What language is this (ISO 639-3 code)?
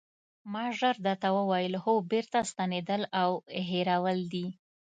pus